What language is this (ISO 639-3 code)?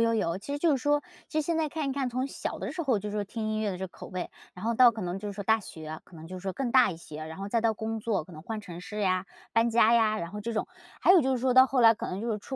zho